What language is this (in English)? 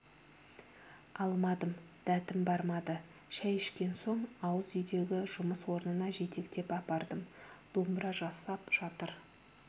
Kazakh